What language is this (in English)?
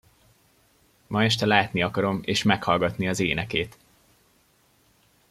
Hungarian